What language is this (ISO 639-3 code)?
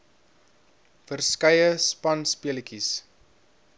afr